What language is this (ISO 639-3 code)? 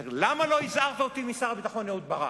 heb